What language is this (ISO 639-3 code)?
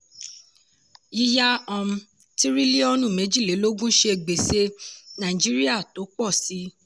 yor